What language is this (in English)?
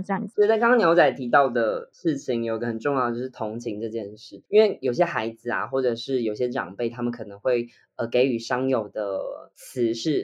Chinese